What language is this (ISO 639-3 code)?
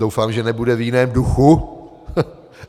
ces